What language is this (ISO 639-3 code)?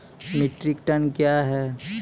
mai